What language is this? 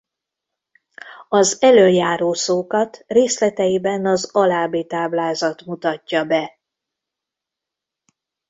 Hungarian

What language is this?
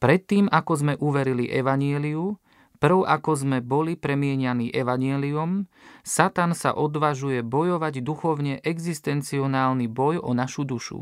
Slovak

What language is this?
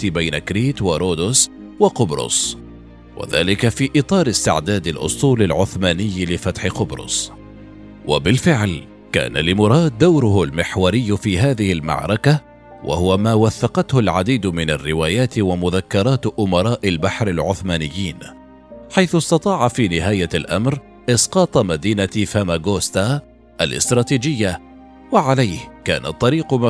Arabic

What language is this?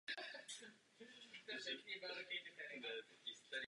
Czech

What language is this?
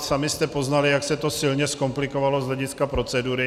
Czech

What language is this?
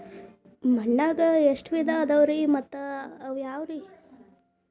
Kannada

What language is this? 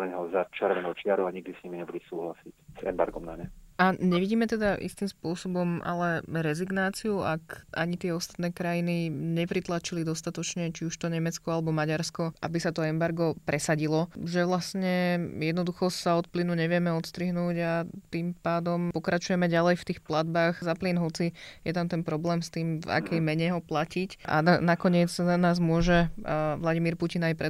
Slovak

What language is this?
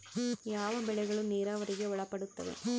Kannada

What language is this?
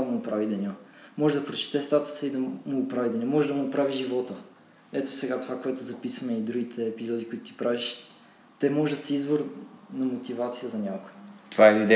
Bulgarian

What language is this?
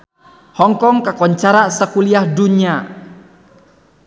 Sundanese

